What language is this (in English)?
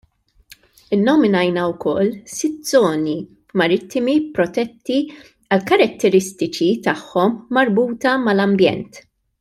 Maltese